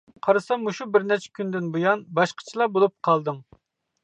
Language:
Uyghur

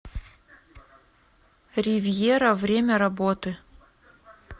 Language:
Russian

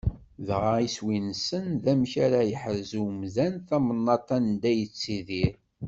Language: Kabyle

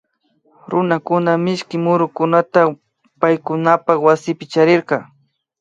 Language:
Imbabura Highland Quichua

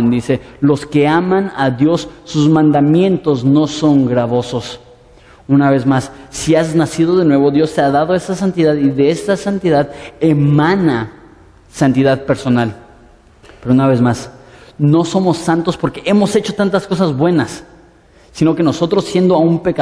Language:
Spanish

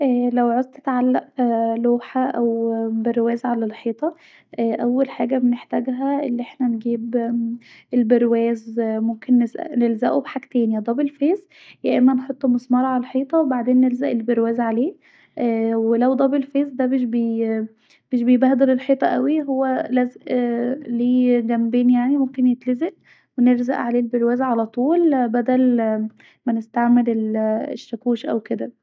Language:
Egyptian Arabic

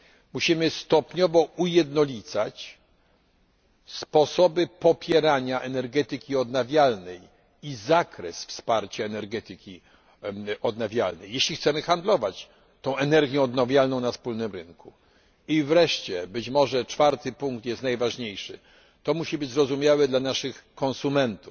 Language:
Polish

